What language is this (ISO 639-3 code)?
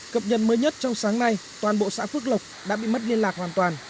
vie